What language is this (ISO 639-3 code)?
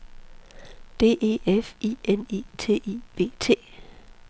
dan